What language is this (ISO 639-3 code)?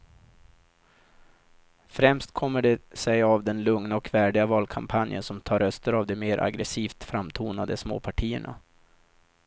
swe